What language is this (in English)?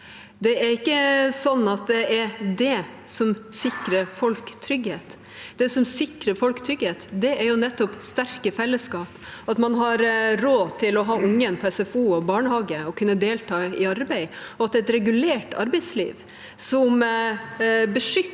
Norwegian